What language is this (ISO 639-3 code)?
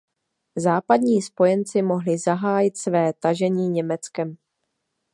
ces